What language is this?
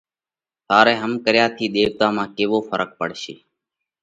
Parkari Koli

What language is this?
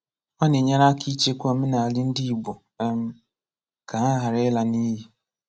Igbo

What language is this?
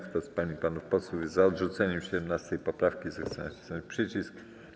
Polish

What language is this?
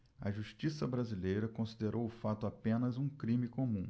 Portuguese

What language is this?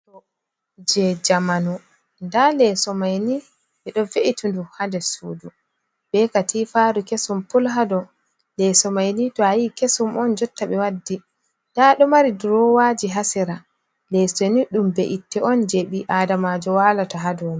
Fula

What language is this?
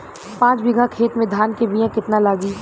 Bhojpuri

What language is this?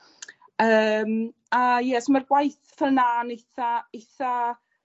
Welsh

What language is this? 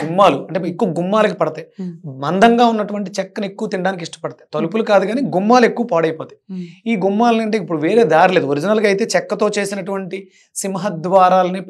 Hindi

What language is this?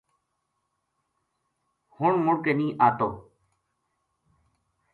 Gujari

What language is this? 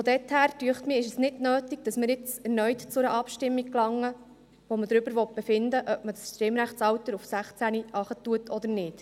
Swiss German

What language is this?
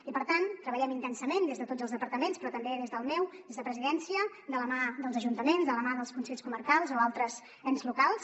Catalan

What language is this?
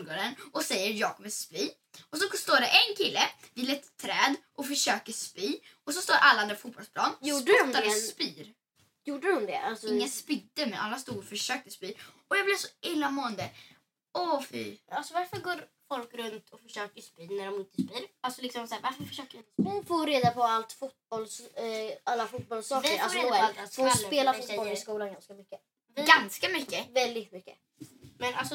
Swedish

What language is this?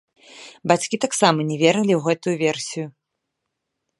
Belarusian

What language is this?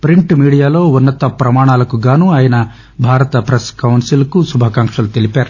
Telugu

